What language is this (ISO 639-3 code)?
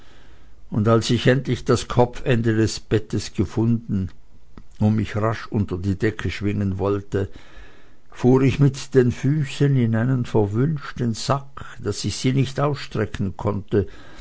deu